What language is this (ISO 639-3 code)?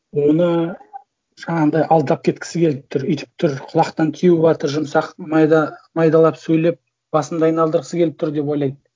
kaz